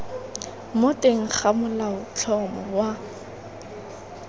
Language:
Tswana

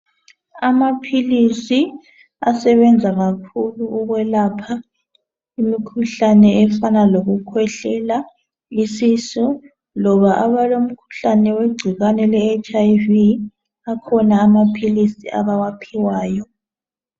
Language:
North Ndebele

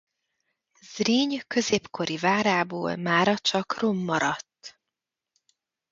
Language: Hungarian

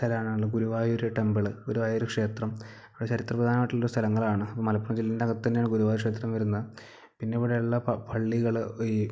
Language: Malayalam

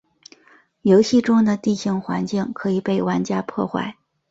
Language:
Chinese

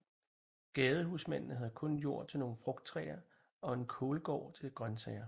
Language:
Danish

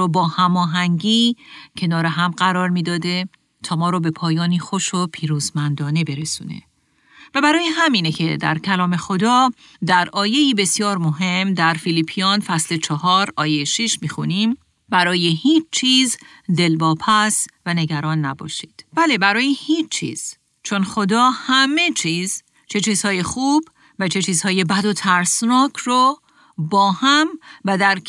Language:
Persian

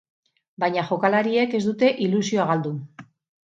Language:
Basque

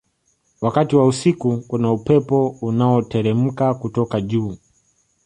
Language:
Swahili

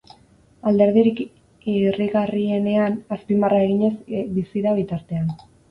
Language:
Basque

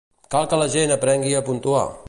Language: Catalan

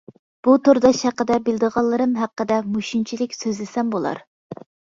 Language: Uyghur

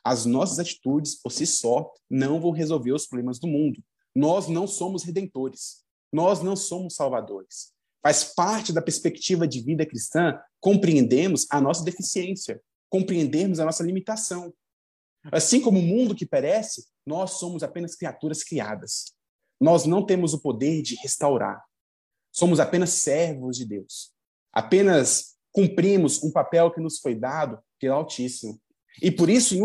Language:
Portuguese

